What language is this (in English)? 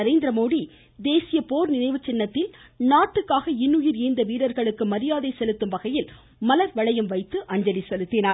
Tamil